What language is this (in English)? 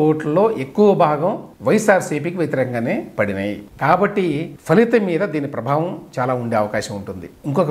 Telugu